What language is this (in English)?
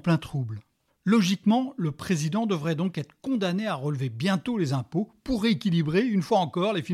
French